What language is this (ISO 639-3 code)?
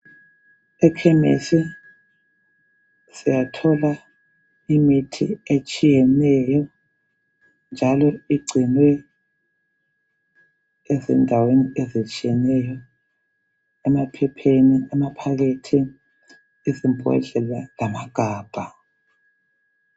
nde